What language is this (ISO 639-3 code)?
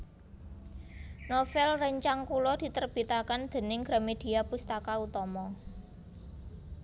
jav